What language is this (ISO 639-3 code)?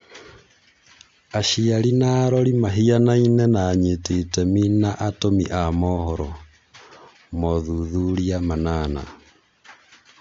kik